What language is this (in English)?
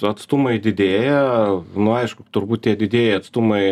Lithuanian